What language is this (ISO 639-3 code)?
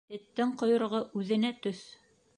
bak